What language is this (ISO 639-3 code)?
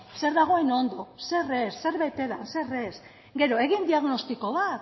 eus